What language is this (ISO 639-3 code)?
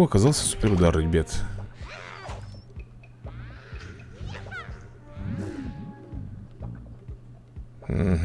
rus